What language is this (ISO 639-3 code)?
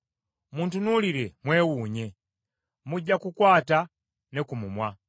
lug